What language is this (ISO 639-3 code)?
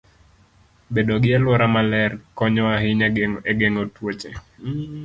luo